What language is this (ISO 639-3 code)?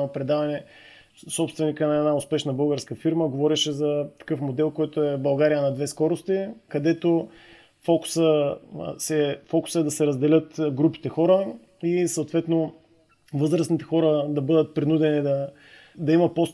bul